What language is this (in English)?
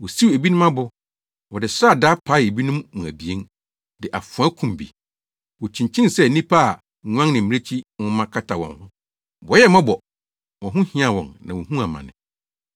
Akan